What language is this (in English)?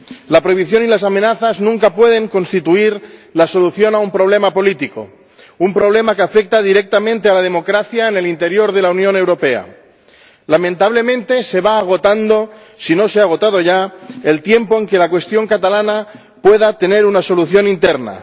Spanish